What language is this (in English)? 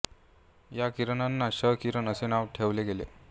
Marathi